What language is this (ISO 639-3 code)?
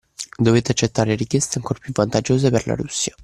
ita